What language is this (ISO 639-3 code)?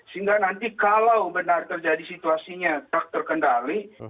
ind